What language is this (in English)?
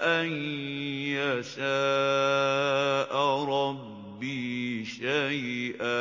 Arabic